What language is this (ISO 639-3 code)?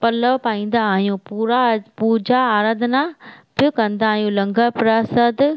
snd